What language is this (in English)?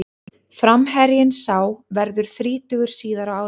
Icelandic